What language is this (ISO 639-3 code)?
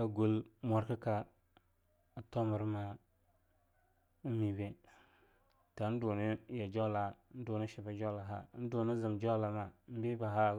lnu